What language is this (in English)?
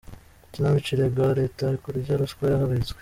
Kinyarwanda